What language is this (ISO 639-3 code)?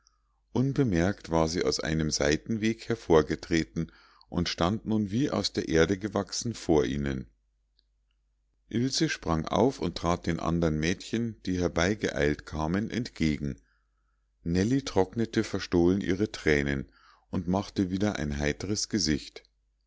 deu